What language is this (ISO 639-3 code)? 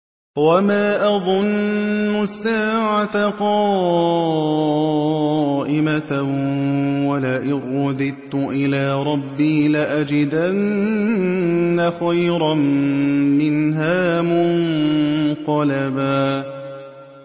ara